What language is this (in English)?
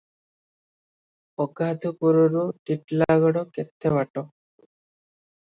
Odia